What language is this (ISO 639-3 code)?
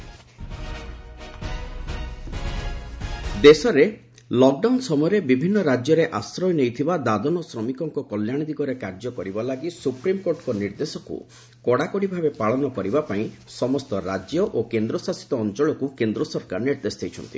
ori